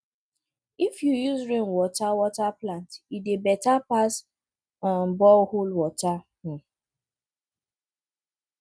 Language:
Nigerian Pidgin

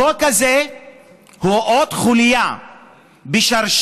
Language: Hebrew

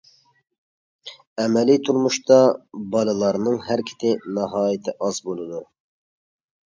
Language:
Uyghur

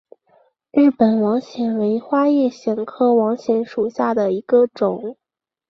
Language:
Chinese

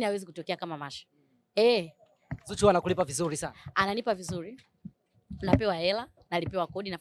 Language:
Swahili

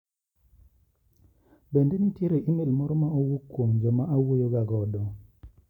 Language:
Luo (Kenya and Tanzania)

